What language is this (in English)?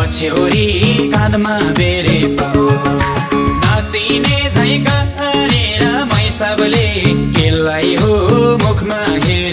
Thai